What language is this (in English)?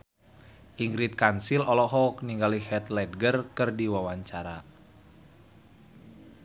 Sundanese